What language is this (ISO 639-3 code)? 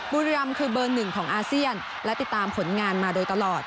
tha